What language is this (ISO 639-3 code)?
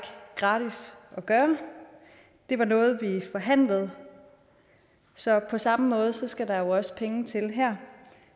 dan